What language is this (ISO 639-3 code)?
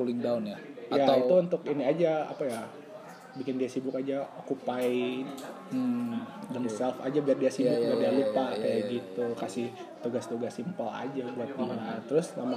ind